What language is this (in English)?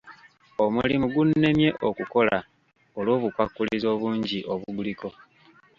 Ganda